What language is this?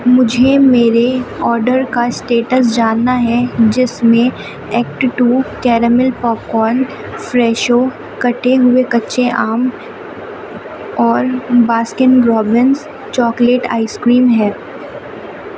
Urdu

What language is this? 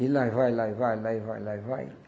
Portuguese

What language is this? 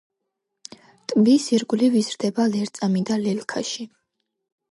Georgian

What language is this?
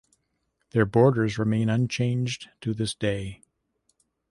English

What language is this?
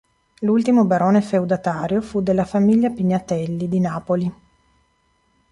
Italian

